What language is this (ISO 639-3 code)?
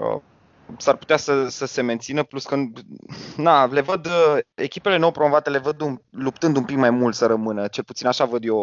ron